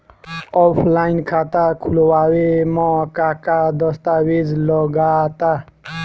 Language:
Bhojpuri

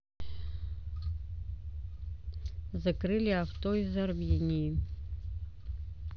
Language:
Russian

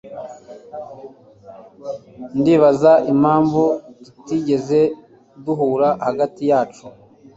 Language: Kinyarwanda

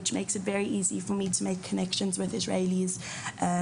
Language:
Hebrew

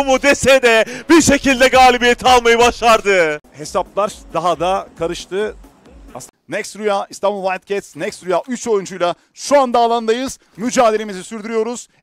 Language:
Turkish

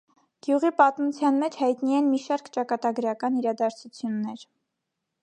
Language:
Armenian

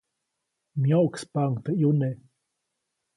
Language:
Copainalá Zoque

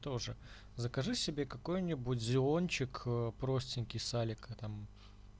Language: Russian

